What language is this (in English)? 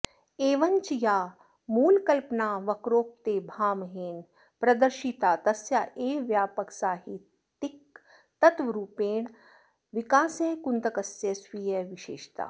Sanskrit